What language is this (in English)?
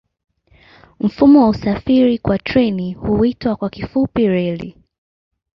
Swahili